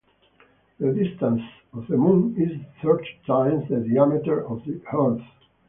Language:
English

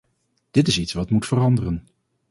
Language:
Dutch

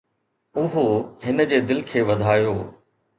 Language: Sindhi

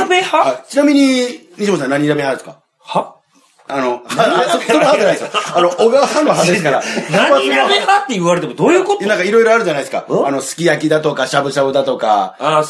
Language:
Japanese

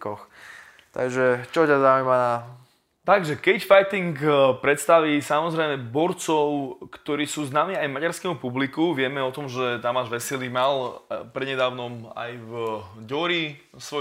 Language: Slovak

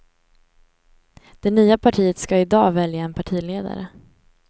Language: Swedish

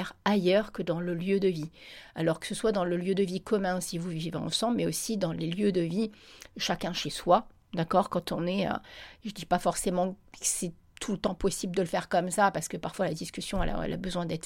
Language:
French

